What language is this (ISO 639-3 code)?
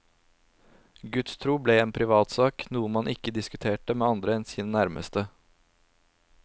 nor